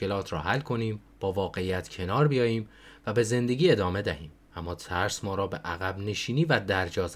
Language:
Persian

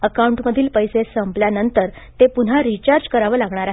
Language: Marathi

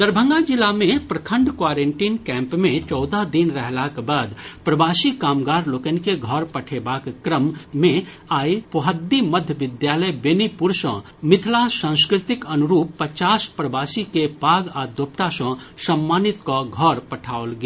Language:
Maithili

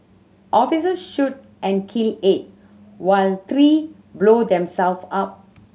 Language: English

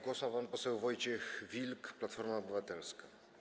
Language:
Polish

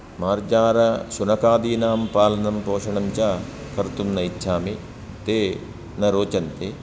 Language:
Sanskrit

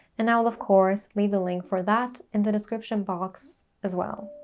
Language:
English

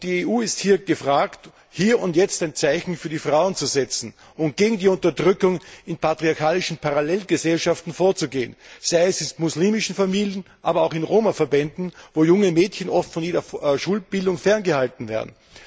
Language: German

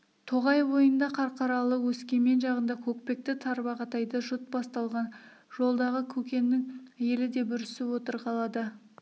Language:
Kazakh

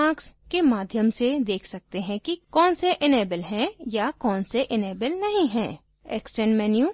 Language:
Hindi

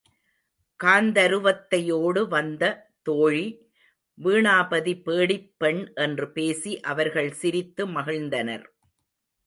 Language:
Tamil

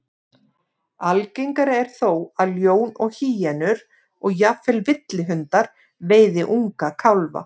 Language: Icelandic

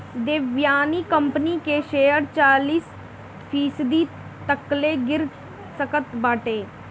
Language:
Bhojpuri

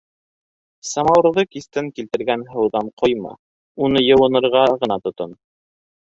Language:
Bashkir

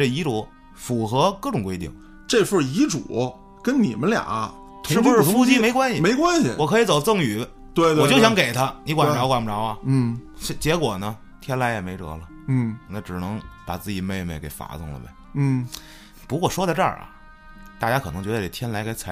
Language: Chinese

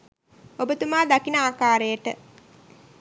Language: Sinhala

